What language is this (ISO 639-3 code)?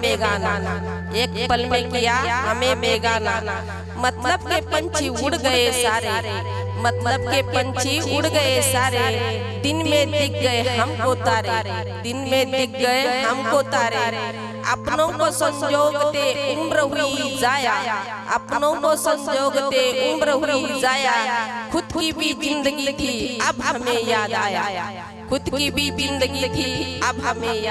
hin